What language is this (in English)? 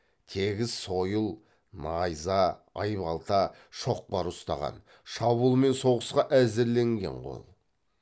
Kazakh